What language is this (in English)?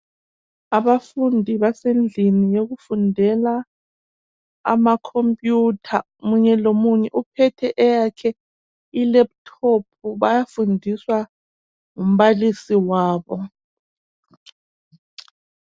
North Ndebele